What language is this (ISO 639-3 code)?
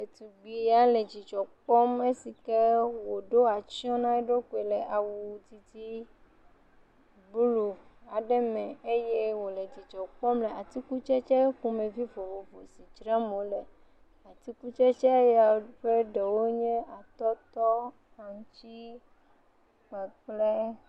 ewe